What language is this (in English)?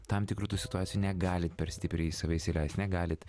Lithuanian